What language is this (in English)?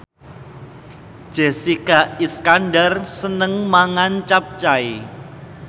Javanese